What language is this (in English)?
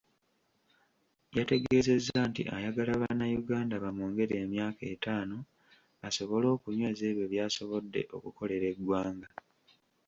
Ganda